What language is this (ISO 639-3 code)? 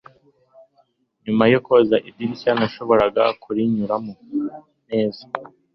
kin